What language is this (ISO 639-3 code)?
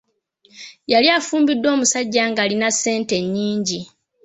lug